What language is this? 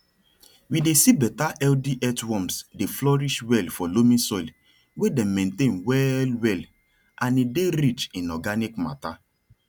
Nigerian Pidgin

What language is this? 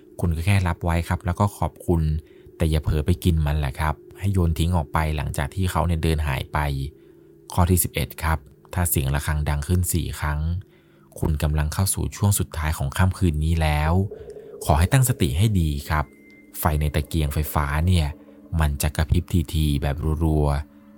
Thai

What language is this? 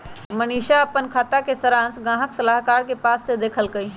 Magahi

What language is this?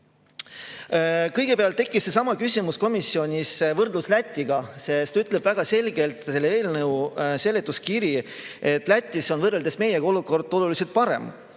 Estonian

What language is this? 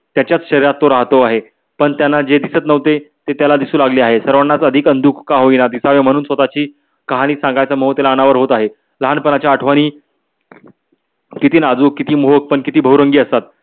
Marathi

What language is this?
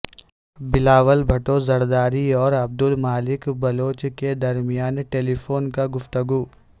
Urdu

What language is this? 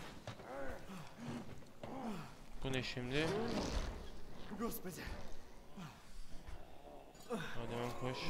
Turkish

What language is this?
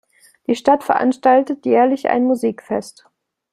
German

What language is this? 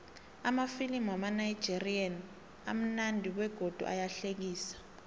South Ndebele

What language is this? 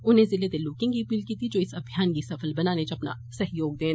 Dogri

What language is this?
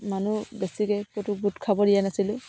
Assamese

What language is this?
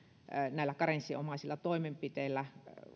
Finnish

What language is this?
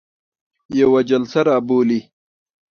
Pashto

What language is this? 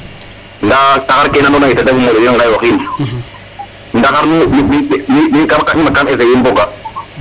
Serer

